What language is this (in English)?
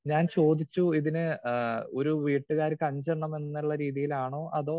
Malayalam